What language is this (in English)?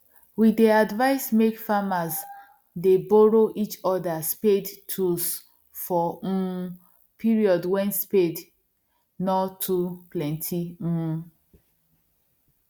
Nigerian Pidgin